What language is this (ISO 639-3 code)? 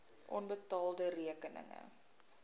afr